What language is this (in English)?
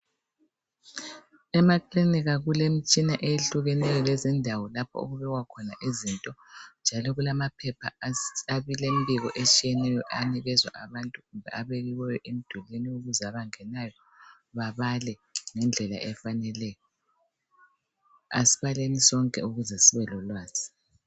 North Ndebele